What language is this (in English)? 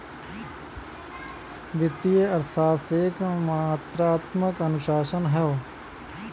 Bhojpuri